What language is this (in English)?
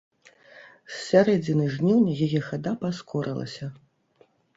Belarusian